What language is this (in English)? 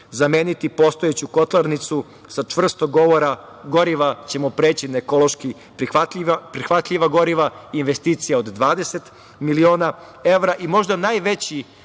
Serbian